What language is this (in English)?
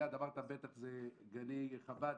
Hebrew